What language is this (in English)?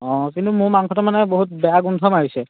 Assamese